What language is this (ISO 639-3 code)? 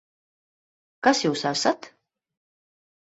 lav